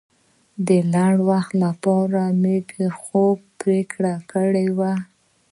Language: Pashto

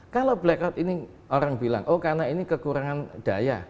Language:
Indonesian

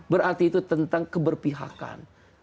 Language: Indonesian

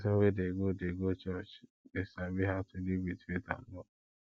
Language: Nigerian Pidgin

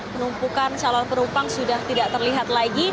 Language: Indonesian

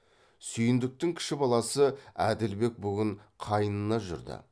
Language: Kazakh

